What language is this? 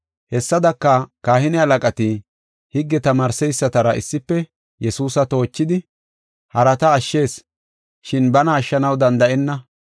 Gofa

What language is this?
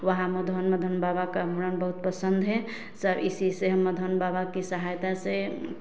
Hindi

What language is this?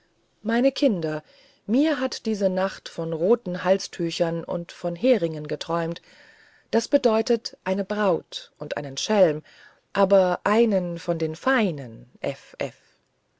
German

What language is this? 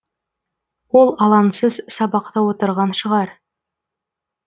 Kazakh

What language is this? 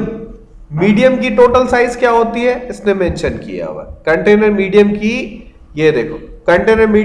Hindi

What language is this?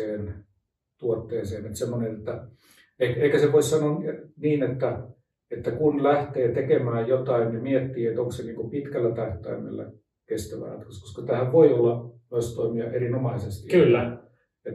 Finnish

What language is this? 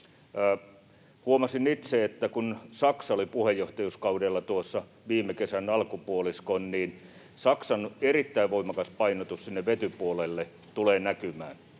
Finnish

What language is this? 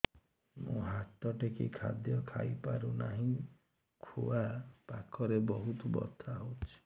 Odia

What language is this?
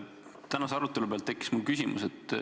Estonian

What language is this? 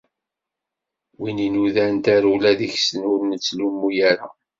Kabyle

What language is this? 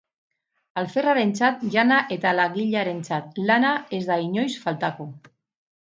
Basque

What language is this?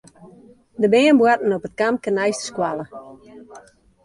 Western Frisian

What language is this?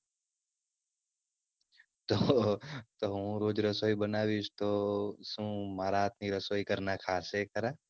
Gujarati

